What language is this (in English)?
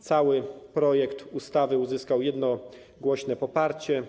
Polish